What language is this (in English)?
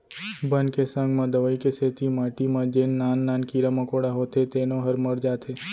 Chhattisgarhi